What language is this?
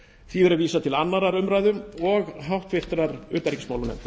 Icelandic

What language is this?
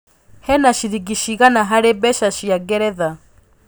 Kikuyu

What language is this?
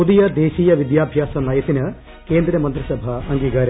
Malayalam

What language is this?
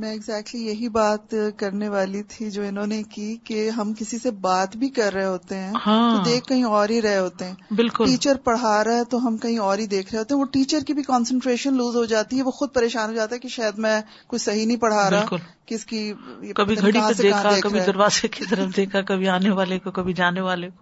Urdu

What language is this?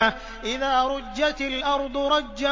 Arabic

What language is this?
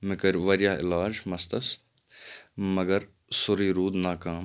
Kashmiri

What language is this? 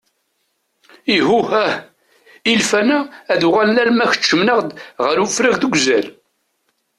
Kabyle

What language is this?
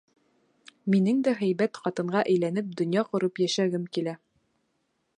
Bashkir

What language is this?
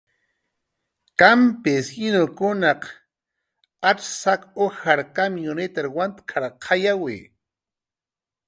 Jaqaru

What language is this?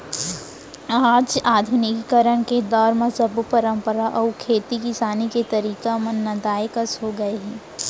Chhattisgarhi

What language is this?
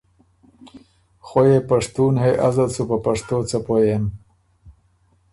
Ormuri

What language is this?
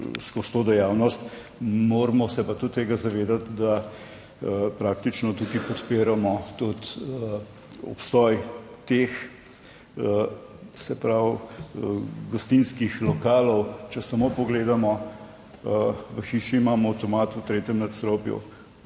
Slovenian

